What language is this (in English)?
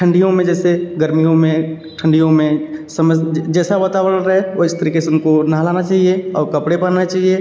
Hindi